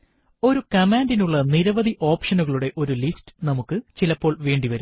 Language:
Malayalam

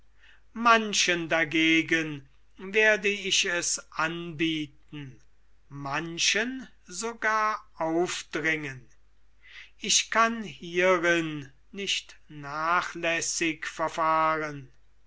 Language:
German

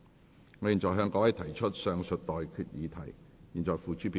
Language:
Cantonese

